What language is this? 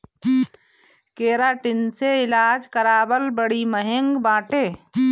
Bhojpuri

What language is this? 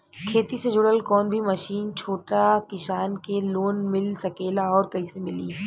Bhojpuri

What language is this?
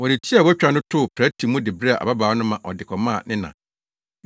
Akan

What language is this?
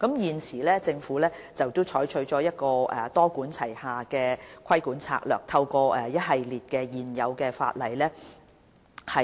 Cantonese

